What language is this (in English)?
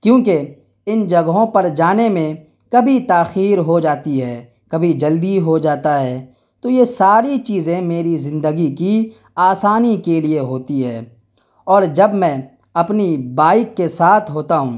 Urdu